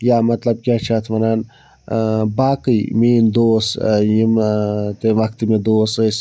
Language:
Kashmiri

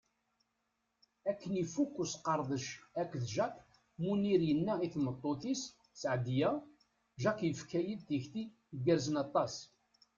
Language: Kabyle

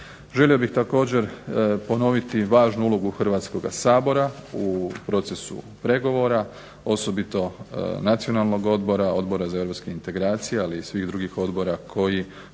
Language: Croatian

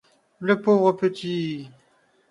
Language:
French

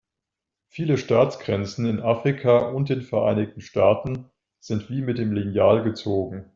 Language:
German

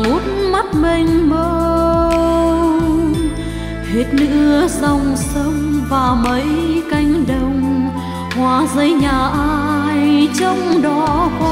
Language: Vietnamese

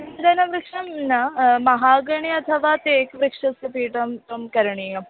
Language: Sanskrit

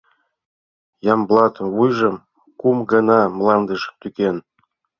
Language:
Mari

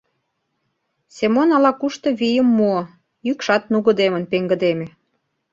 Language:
Mari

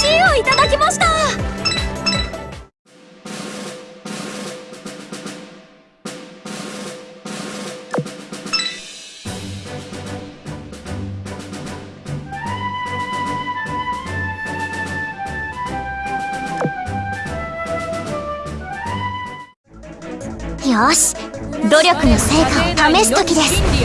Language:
Japanese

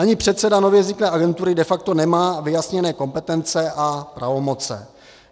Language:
Czech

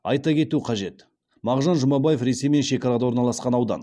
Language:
Kazakh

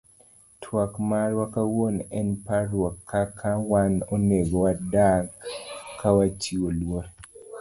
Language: Luo (Kenya and Tanzania)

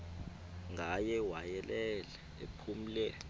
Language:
Xhosa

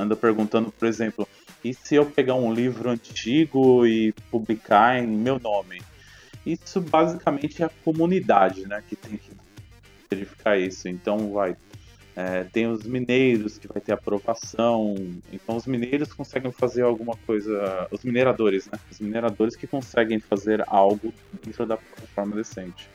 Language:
Portuguese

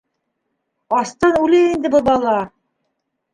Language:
Bashkir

